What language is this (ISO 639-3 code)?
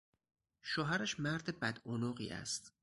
fas